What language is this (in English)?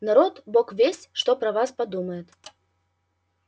Russian